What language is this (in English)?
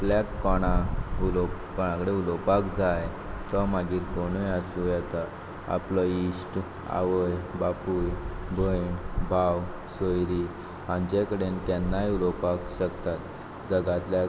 Konkani